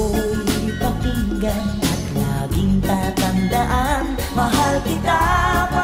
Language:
Filipino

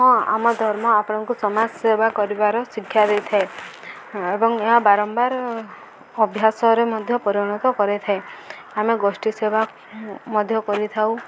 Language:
Odia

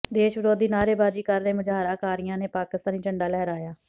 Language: Punjabi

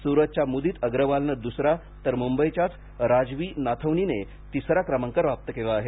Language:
Marathi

